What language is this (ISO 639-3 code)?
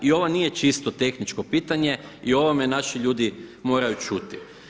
hrv